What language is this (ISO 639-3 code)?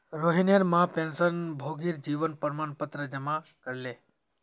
mag